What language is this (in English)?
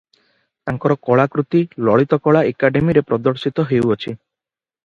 Odia